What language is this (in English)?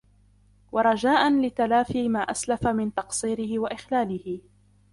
Arabic